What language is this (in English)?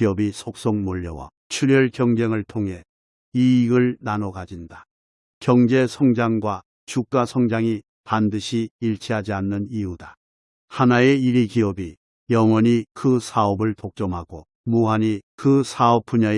Korean